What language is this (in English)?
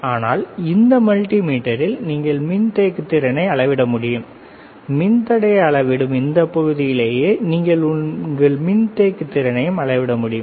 Tamil